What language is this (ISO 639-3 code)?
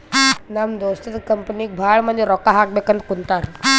kan